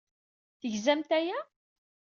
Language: Kabyle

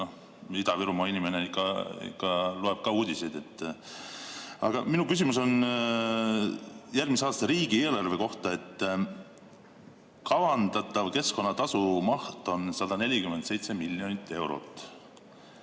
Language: Estonian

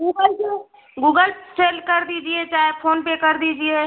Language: Hindi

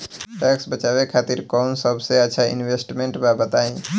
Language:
Bhojpuri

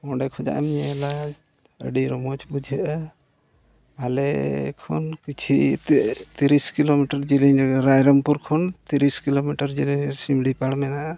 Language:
Santali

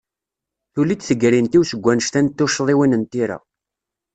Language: Kabyle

